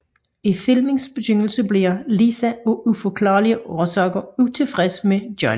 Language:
Danish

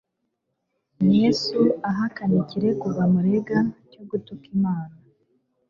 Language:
Kinyarwanda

